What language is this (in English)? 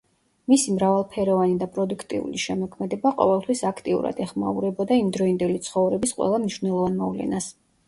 Georgian